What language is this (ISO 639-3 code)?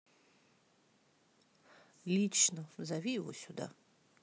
rus